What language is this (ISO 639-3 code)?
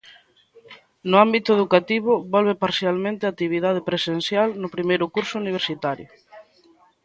glg